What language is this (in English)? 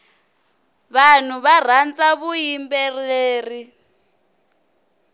Tsonga